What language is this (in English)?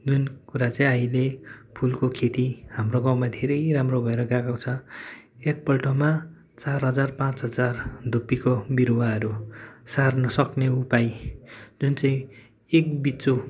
Nepali